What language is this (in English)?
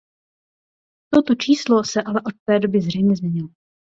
Czech